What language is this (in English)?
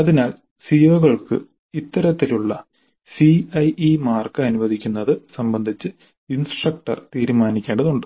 Malayalam